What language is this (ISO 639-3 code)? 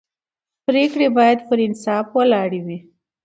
pus